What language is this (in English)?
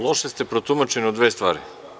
Serbian